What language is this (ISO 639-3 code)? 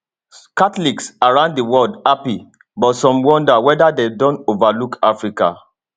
pcm